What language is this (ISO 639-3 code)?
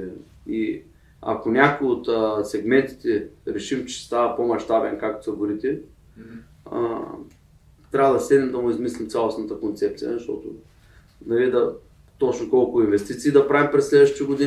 bul